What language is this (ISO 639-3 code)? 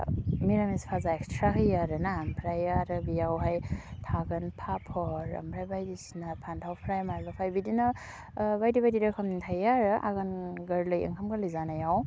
brx